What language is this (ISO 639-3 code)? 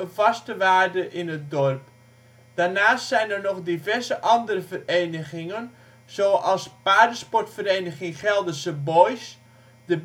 nld